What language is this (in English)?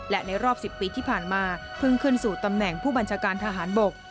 Thai